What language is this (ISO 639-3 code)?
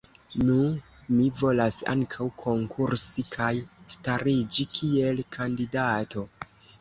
epo